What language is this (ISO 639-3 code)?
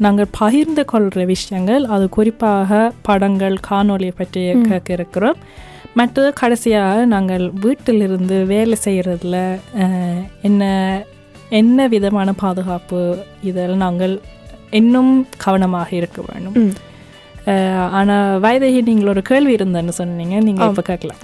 tam